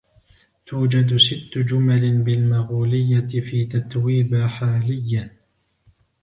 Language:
Arabic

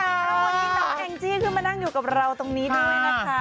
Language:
Thai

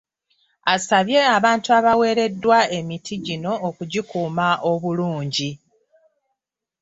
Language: Ganda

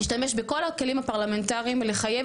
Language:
Hebrew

